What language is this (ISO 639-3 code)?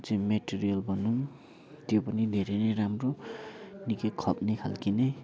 nep